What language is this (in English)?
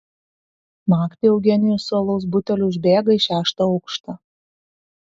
Lithuanian